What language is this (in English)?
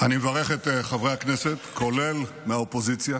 Hebrew